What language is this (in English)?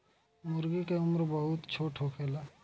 Bhojpuri